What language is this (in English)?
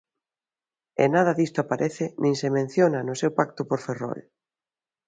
Galician